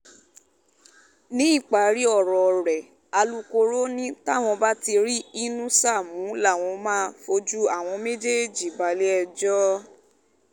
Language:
Yoruba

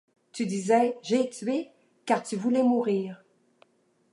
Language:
French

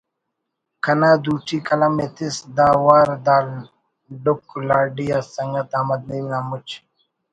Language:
Brahui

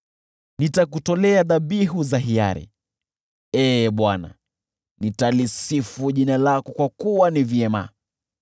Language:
Swahili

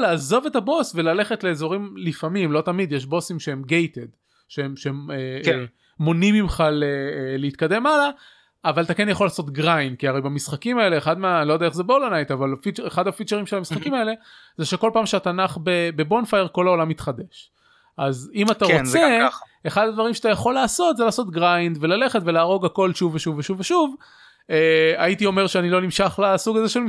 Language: Hebrew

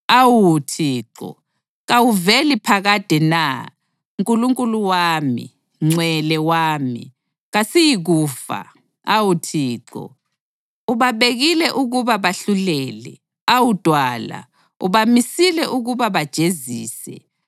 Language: North Ndebele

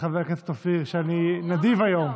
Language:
Hebrew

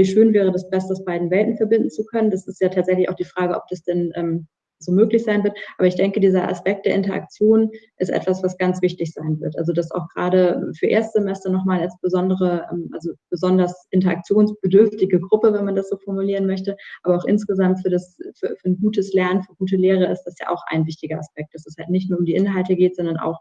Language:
German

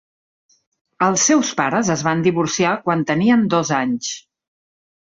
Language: Catalan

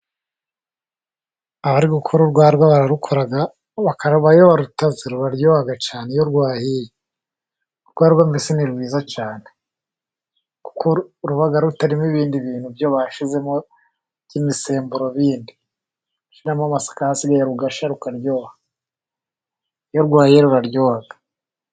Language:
Kinyarwanda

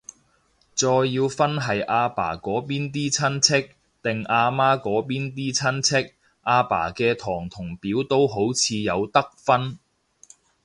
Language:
Cantonese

